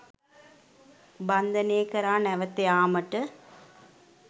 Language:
Sinhala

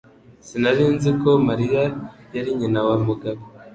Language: Kinyarwanda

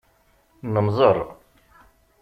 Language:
Kabyle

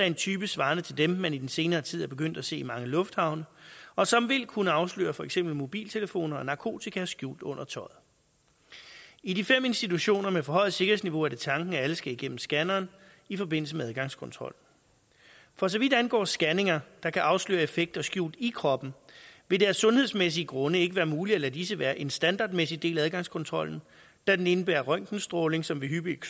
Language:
Danish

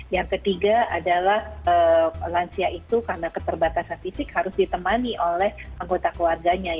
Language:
Indonesian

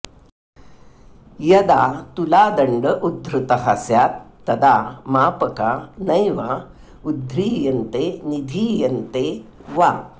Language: Sanskrit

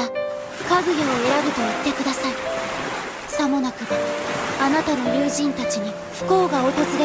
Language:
Japanese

